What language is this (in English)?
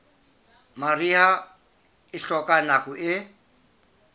Southern Sotho